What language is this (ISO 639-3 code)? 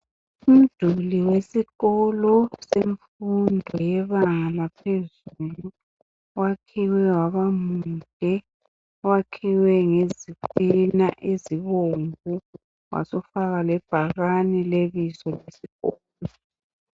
nde